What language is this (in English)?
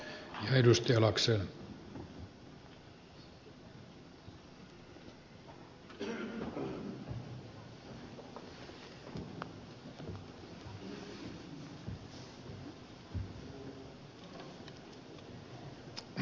Finnish